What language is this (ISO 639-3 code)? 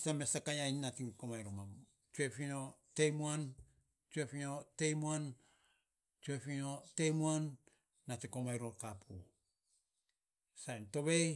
sps